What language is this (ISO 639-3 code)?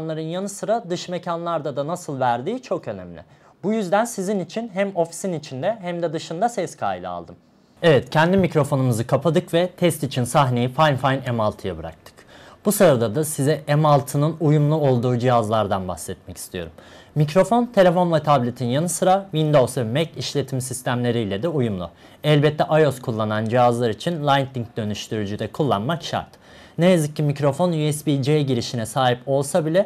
tur